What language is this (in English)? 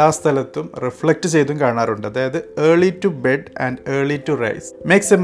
Malayalam